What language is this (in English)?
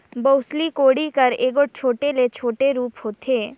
Chhattisgarhi